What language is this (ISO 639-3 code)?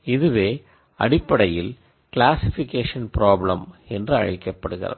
tam